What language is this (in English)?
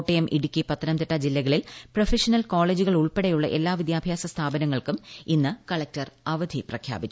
Malayalam